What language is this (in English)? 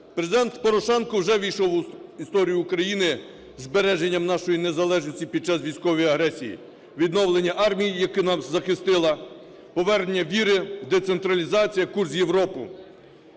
Ukrainian